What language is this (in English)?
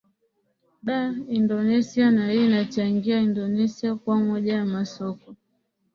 Swahili